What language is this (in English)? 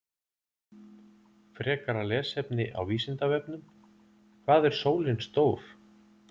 Icelandic